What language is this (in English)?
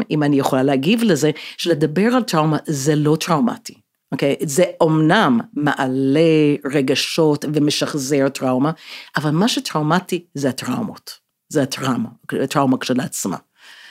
Hebrew